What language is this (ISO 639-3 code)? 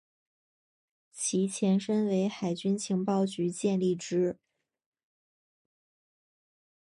zho